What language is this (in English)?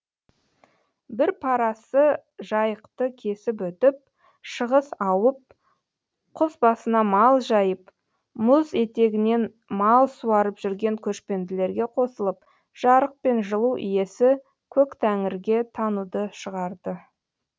Kazakh